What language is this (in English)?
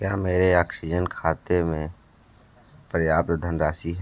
Hindi